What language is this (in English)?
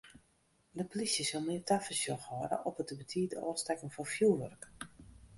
Western Frisian